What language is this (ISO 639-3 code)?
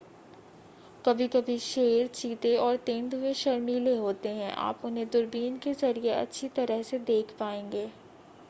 hin